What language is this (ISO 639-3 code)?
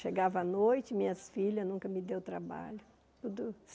por